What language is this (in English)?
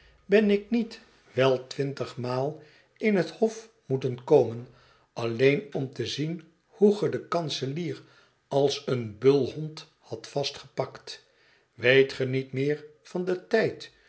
Dutch